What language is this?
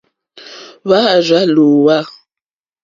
Mokpwe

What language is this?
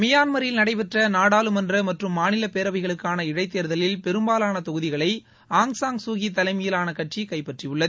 Tamil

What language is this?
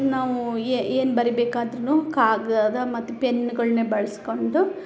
Kannada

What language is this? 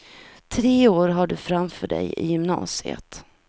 Swedish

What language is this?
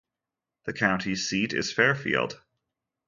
English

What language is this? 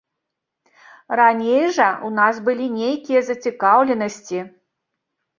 Belarusian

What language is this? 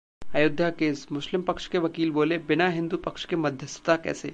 Hindi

